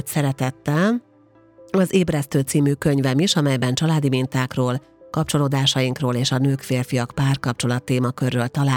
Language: Hungarian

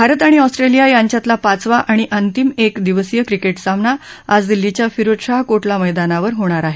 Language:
Marathi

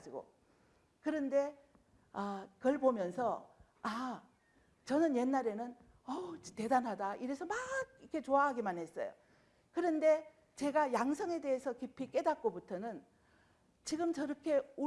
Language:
Korean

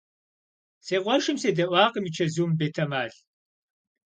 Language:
Kabardian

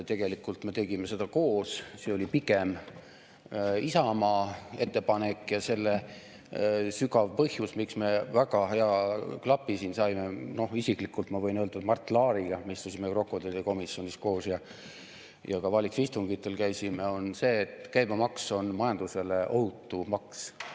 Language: Estonian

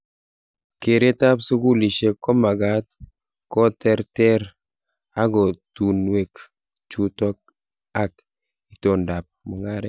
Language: Kalenjin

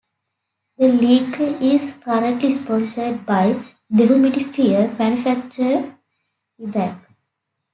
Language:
English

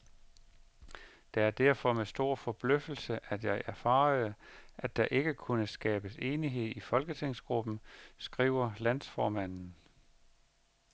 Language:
Danish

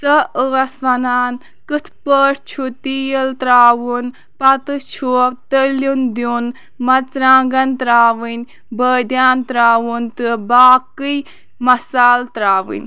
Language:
Kashmiri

